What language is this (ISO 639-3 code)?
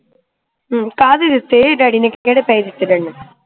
pan